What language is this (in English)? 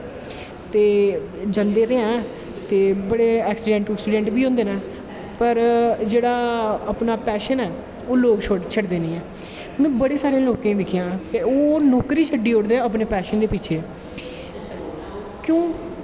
Dogri